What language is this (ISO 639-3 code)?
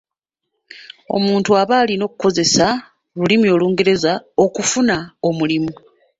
lug